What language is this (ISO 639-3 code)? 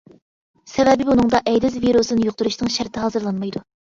uig